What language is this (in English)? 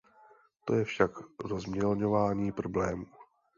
Czech